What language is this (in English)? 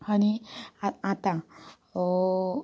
Konkani